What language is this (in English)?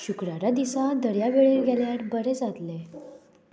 Konkani